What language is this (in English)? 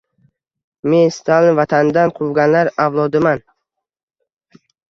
Uzbek